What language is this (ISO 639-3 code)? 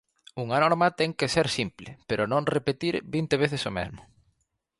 glg